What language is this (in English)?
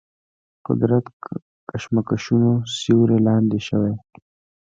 Pashto